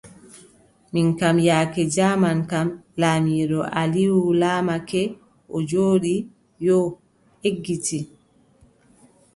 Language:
Adamawa Fulfulde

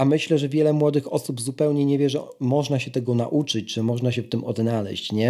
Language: Polish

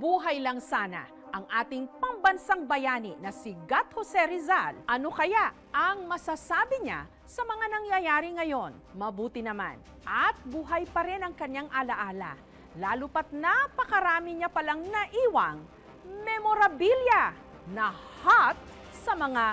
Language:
Filipino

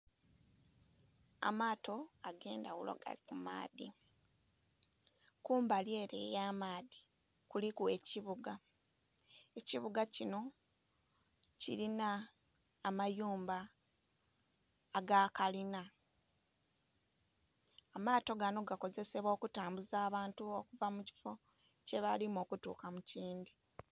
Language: Soga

